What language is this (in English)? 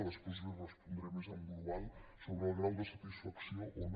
Catalan